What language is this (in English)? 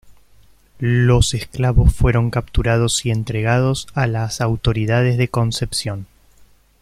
Spanish